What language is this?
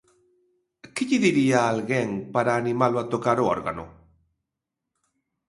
Galician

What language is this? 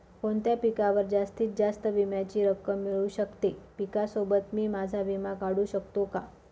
Marathi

